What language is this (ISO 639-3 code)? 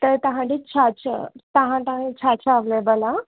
snd